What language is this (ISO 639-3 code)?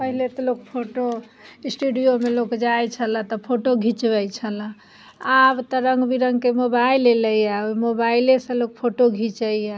mai